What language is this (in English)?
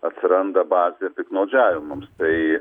Lithuanian